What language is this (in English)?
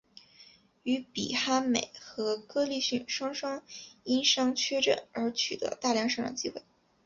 Chinese